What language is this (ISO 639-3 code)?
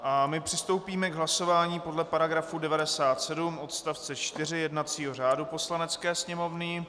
ces